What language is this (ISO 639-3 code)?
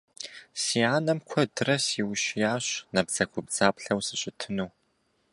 kbd